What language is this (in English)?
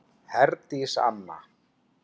Icelandic